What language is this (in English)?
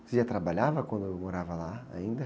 Portuguese